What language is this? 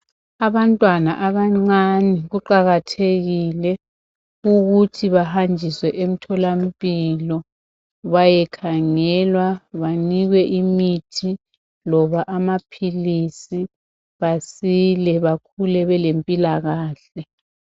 North Ndebele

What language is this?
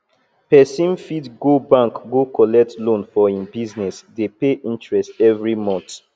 Nigerian Pidgin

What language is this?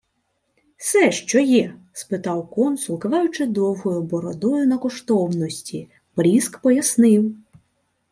Ukrainian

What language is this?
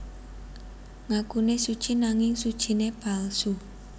Javanese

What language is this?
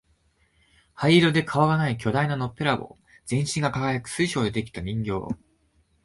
Japanese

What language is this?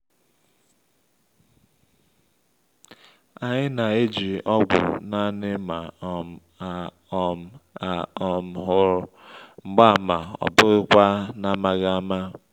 Igbo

